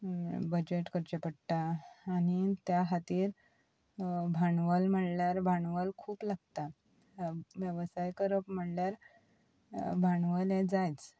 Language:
Konkani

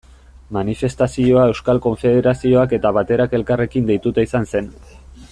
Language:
Basque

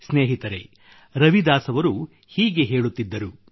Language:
Kannada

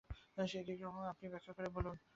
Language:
Bangla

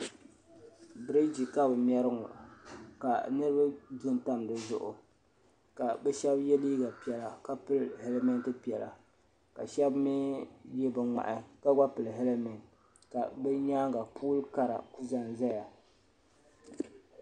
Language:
Dagbani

